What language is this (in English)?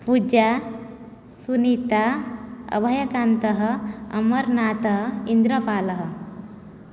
Sanskrit